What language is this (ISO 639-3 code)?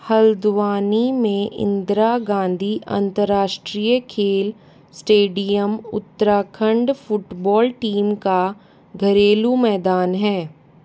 hin